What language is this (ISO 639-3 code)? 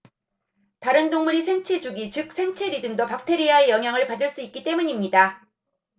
kor